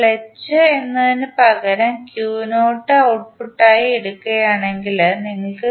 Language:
Malayalam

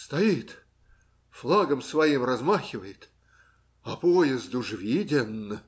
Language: Russian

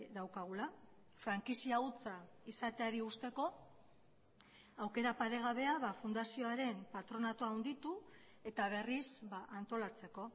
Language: Basque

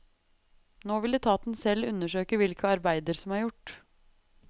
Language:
Norwegian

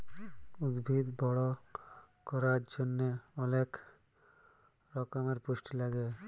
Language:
Bangla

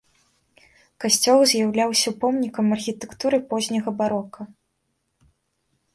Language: Belarusian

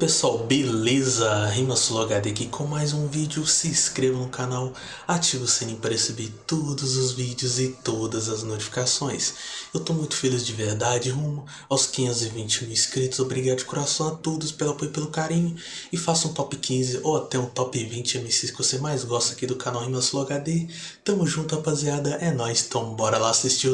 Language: Portuguese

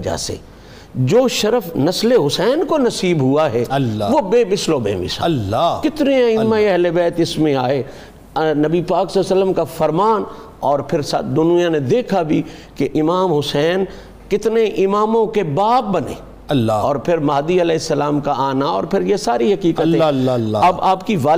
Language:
Urdu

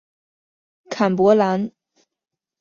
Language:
Chinese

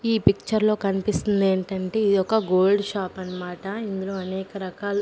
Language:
Telugu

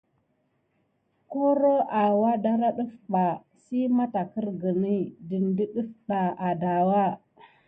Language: Gidar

